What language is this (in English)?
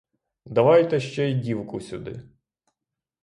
Ukrainian